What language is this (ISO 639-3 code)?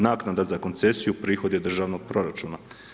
hrv